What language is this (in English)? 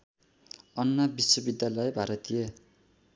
Nepali